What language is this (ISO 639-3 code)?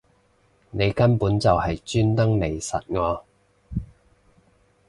yue